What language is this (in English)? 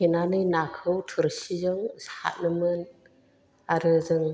Bodo